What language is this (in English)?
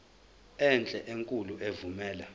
Zulu